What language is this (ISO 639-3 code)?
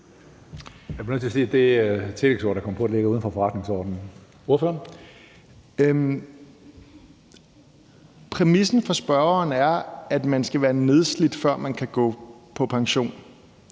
dan